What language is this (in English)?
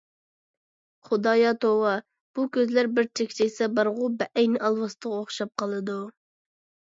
Uyghur